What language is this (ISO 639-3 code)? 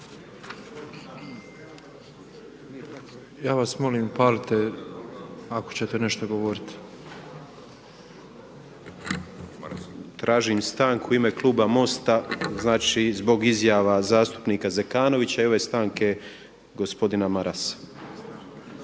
hrv